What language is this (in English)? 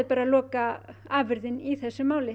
Icelandic